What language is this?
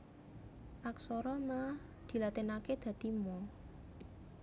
Javanese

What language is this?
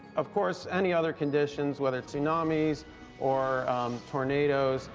English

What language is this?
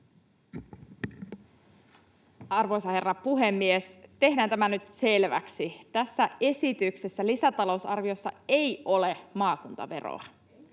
Finnish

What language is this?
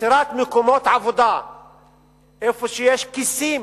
Hebrew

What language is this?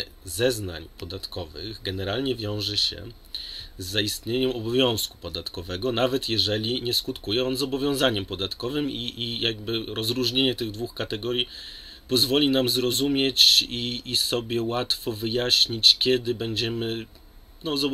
Polish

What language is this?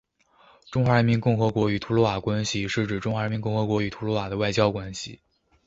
Chinese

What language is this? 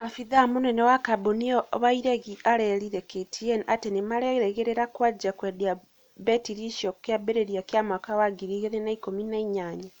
Kikuyu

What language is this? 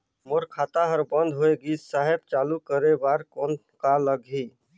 Chhattisgarhi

